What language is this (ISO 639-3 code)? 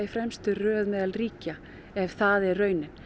isl